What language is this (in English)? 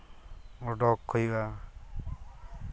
Santali